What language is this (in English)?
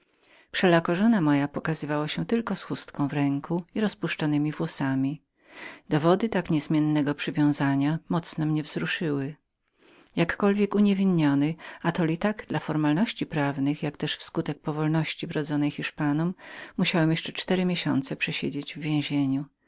Polish